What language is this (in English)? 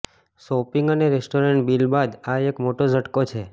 Gujarati